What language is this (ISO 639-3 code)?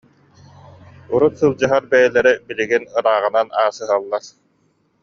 sah